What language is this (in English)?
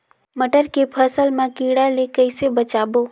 Chhattisgarhi